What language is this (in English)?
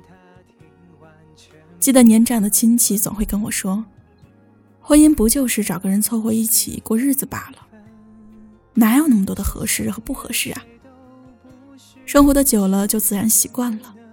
Chinese